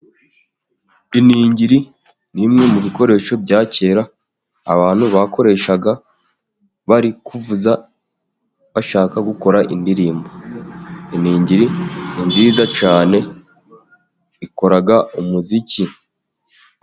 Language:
Kinyarwanda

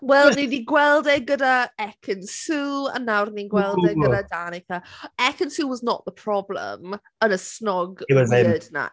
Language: Welsh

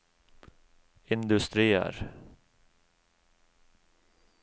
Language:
Norwegian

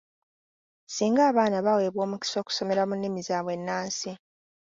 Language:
Ganda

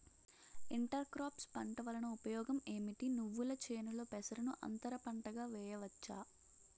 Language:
Telugu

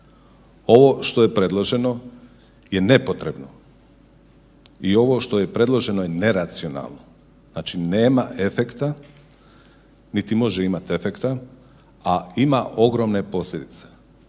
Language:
Croatian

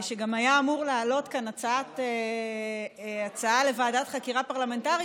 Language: Hebrew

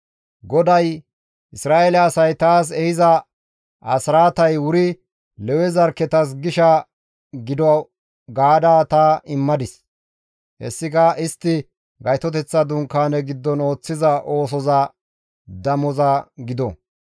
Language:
Gamo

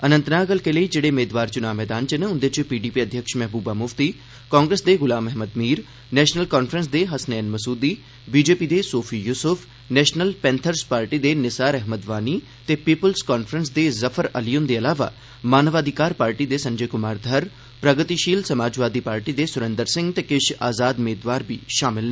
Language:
Dogri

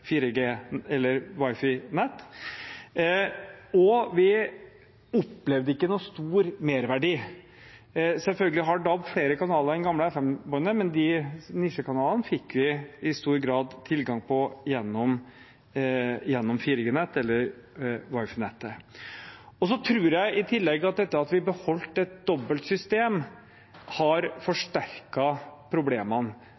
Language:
Norwegian Bokmål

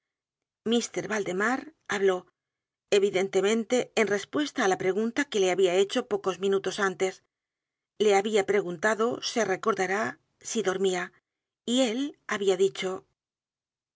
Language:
Spanish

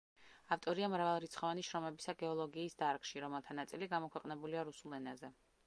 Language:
Georgian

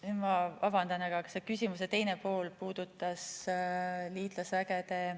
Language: Estonian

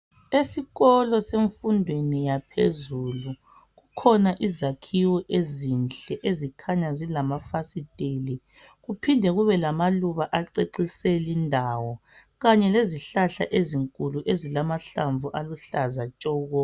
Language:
North Ndebele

